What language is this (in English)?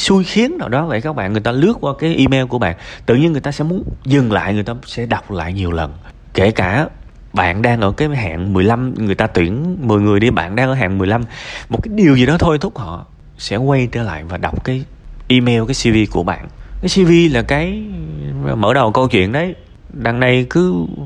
Vietnamese